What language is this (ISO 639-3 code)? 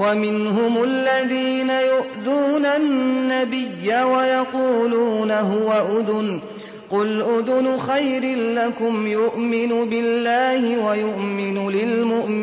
ara